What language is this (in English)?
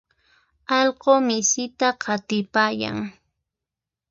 Puno Quechua